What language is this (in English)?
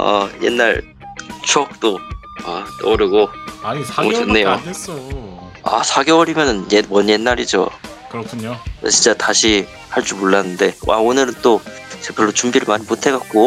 Korean